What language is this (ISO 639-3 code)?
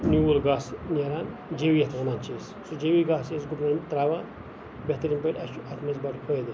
kas